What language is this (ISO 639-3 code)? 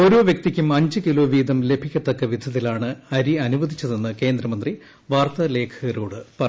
mal